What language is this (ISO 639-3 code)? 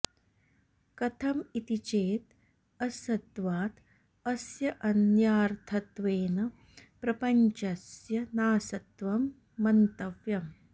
san